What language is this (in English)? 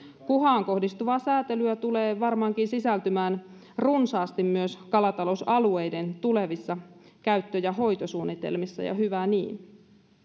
Finnish